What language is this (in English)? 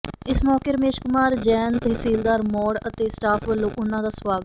Punjabi